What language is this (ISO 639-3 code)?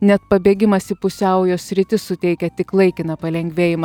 lit